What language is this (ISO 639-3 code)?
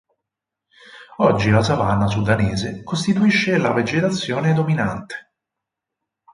ita